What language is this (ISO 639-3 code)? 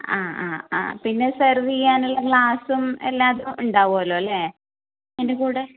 mal